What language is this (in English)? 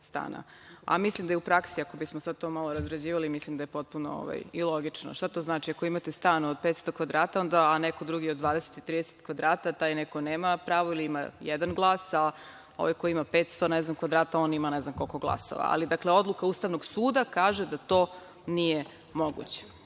Serbian